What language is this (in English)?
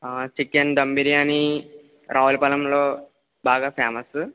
Telugu